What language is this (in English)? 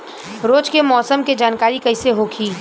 Bhojpuri